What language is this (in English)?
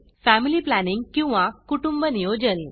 Marathi